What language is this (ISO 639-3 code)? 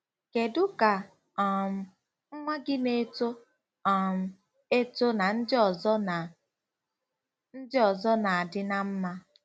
ibo